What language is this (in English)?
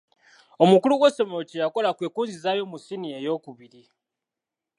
Ganda